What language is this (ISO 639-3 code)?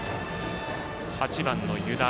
jpn